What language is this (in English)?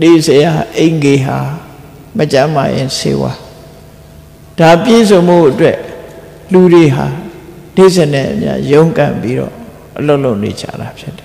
Thai